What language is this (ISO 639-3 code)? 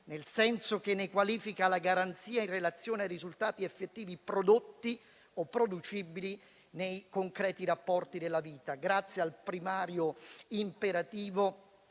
ita